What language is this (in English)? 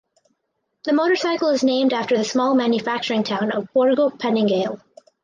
English